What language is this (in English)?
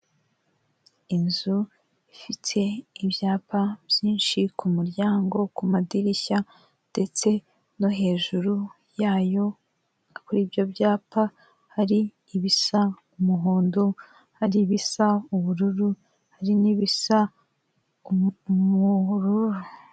Kinyarwanda